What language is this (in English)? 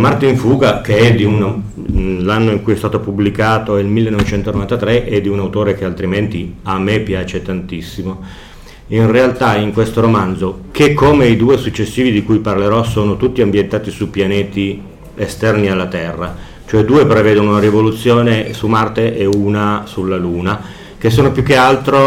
Italian